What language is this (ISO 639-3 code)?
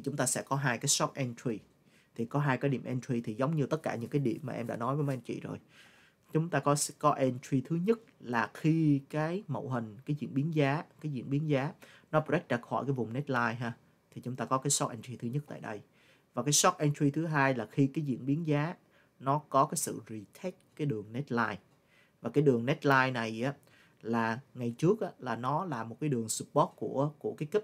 vie